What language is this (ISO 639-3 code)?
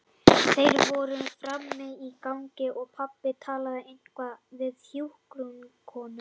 isl